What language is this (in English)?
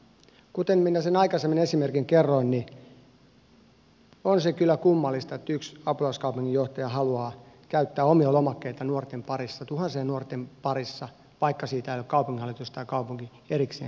Finnish